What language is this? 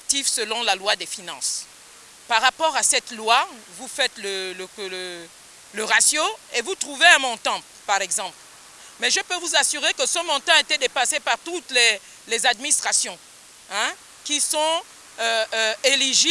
French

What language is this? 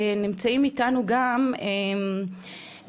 Hebrew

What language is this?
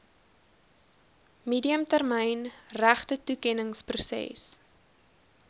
Afrikaans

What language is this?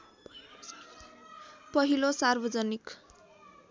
Nepali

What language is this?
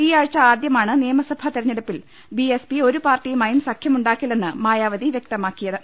Malayalam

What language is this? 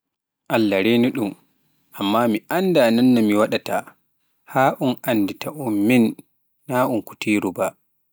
Pular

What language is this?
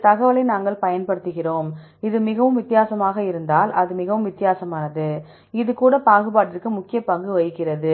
Tamil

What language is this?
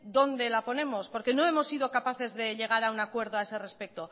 Spanish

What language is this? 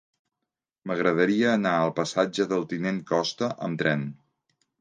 Catalan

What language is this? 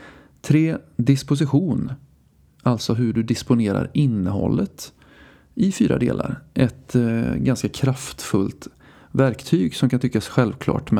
Swedish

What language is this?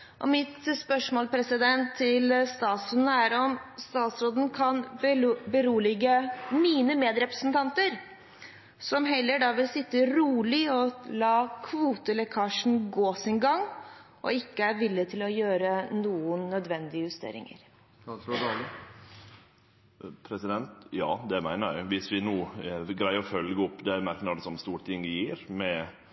Norwegian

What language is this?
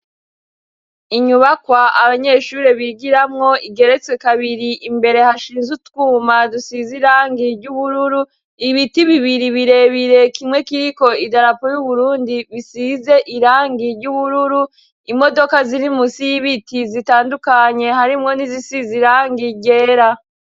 Rundi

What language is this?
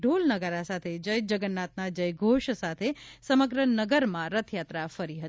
Gujarati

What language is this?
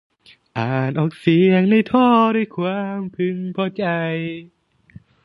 Thai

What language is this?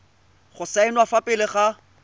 Tswana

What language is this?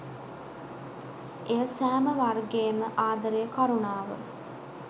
Sinhala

